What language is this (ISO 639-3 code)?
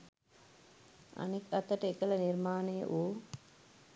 sin